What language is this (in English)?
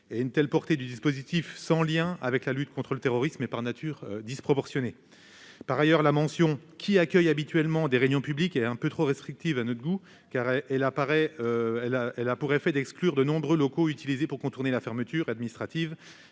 French